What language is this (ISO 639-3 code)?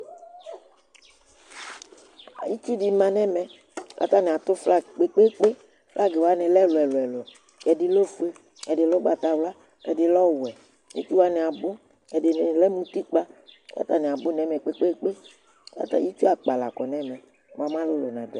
kpo